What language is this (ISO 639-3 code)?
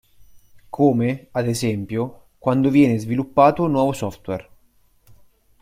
ita